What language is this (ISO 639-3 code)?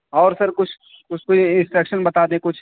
urd